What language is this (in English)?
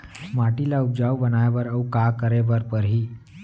Chhattisgarhi